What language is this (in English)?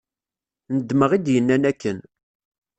Kabyle